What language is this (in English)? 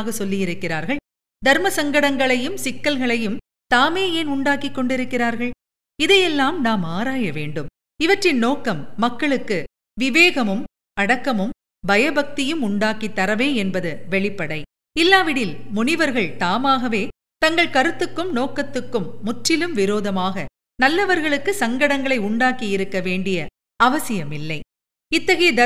Tamil